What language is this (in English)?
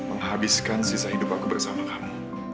Indonesian